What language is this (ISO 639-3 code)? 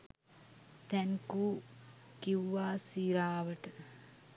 sin